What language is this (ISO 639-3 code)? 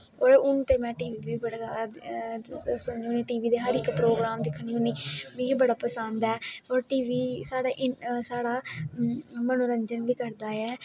doi